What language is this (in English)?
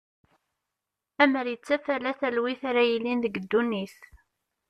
Kabyle